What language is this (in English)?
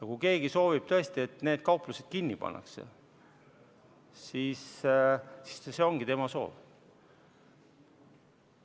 Estonian